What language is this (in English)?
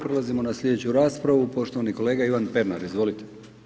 Croatian